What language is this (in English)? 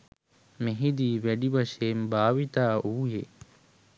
Sinhala